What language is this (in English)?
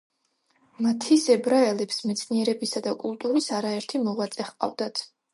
Georgian